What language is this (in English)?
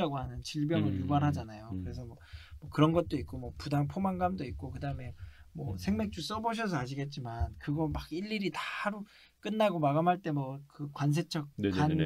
Korean